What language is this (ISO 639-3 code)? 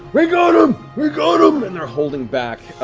eng